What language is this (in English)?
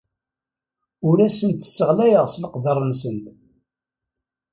Kabyle